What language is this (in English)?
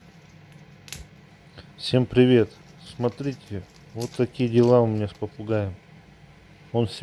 Russian